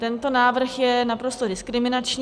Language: Czech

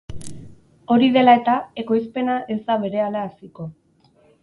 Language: Basque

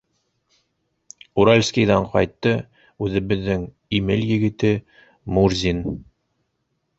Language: Bashkir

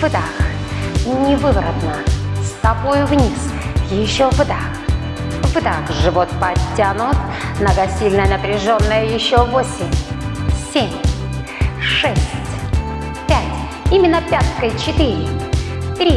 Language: Russian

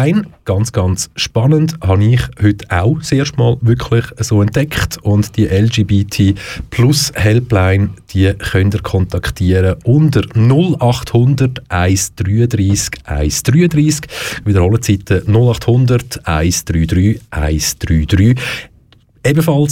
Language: German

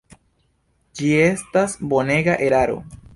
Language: Esperanto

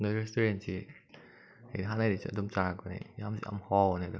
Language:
Manipuri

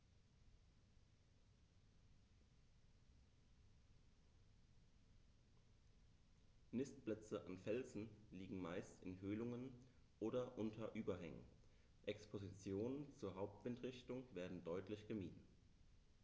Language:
German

